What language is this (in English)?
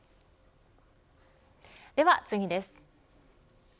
Japanese